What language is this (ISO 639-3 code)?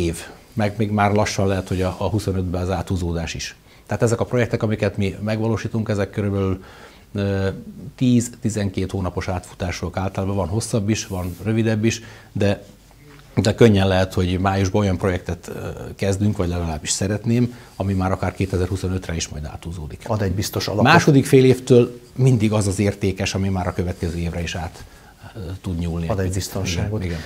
hun